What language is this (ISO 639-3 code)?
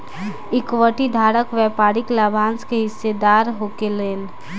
bho